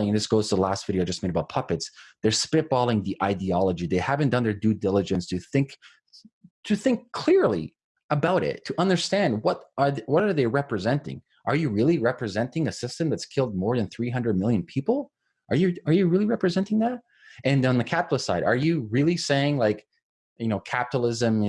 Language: English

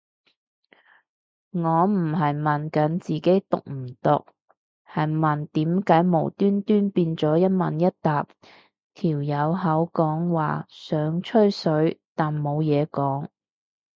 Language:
Cantonese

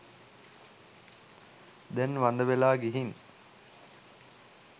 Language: Sinhala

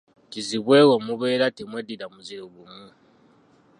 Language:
Ganda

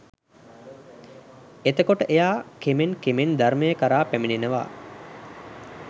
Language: Sinhala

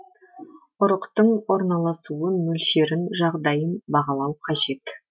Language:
Kazakh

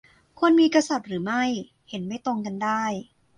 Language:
Thai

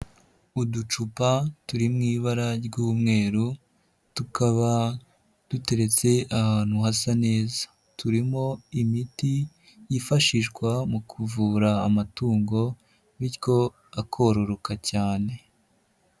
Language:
Kinyarwanda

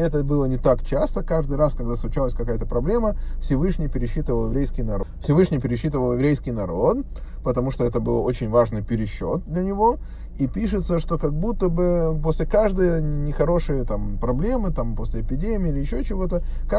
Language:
Russian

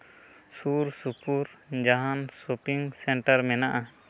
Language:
Santali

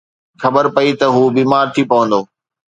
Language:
Sindhi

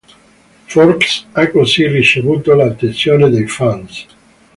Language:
Italian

